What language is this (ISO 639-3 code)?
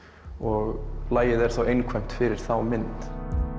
isl